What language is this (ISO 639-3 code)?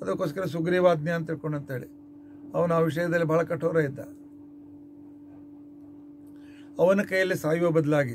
kan